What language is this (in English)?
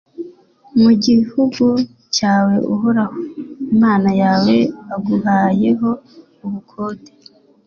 Kinyarwanda